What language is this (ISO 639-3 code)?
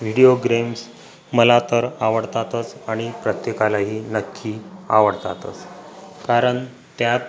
mar